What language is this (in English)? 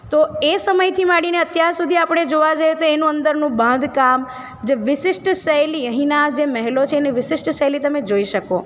Gujarati